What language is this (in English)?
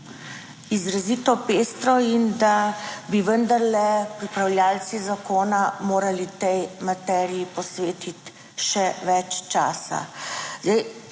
Slovenian